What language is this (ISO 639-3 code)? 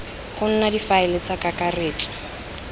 tsn